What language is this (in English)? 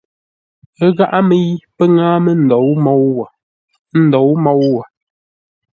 Ngombale